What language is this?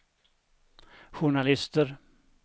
Swedish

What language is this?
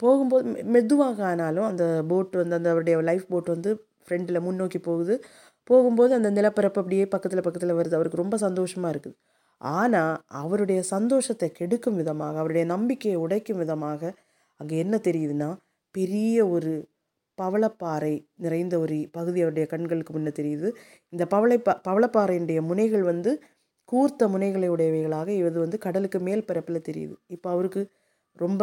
Tamil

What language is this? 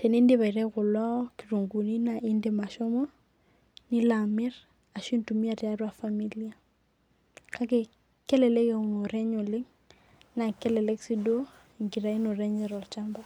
Masai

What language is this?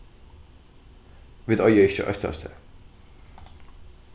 Faroese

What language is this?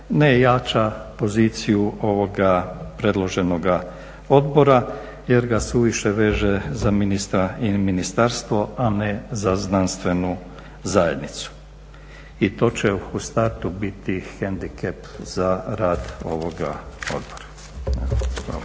Croatian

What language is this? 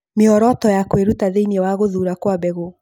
Kikuyu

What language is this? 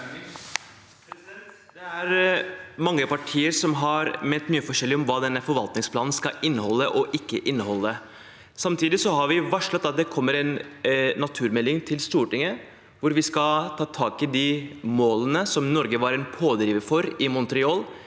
Norwegian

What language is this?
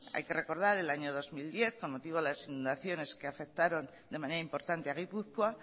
Spanish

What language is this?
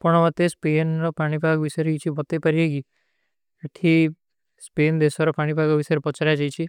Kui (India)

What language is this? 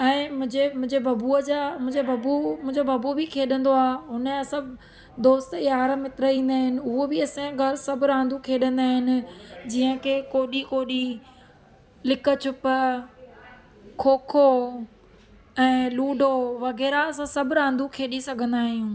Sindhi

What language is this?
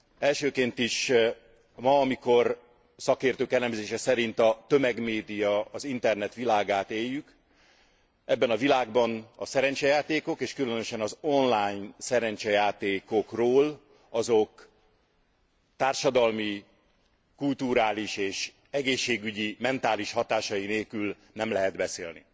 Hungarian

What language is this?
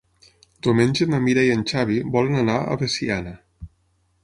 Catalan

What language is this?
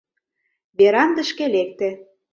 Mari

